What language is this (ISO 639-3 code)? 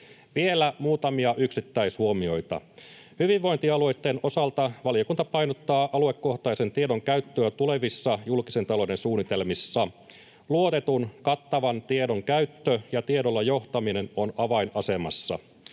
fin